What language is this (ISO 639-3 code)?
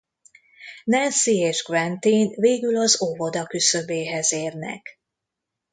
hun